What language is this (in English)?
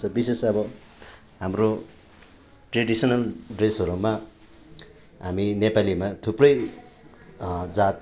Nepali